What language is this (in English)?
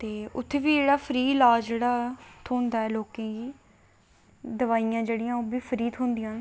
Dogri